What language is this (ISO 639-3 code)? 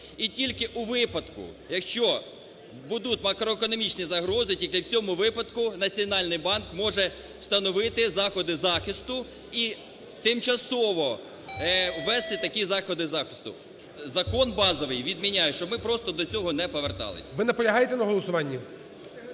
ukr